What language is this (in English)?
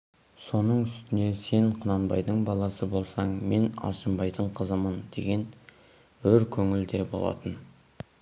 Kazakh